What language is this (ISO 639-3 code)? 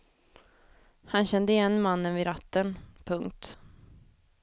swe